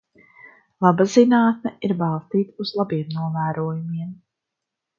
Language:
Latvian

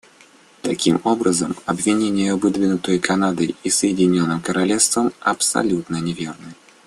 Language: Russian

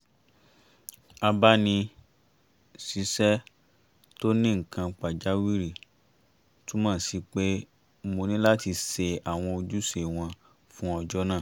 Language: Yoruba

